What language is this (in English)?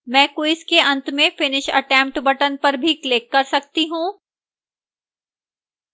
Hindi